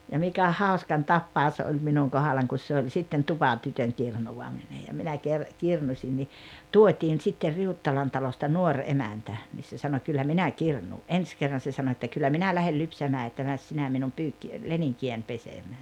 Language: Finnish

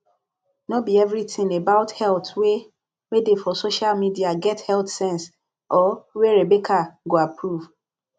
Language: Nigerian Pidgin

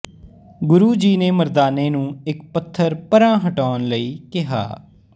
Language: Punjabi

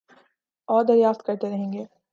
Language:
Urdu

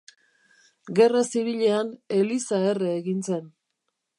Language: Basque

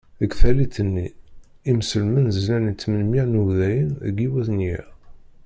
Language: Kabyle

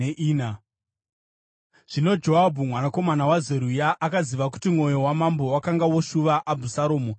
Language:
Shona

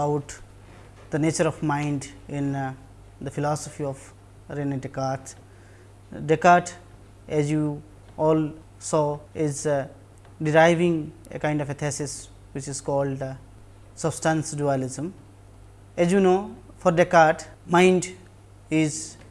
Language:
English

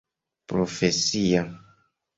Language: Esperanto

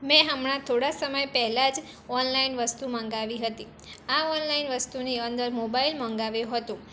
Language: Gujarati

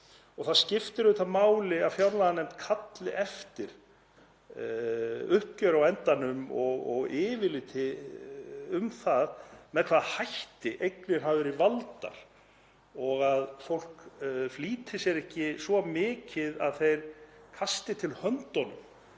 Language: Icelandic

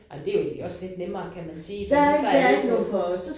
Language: Danish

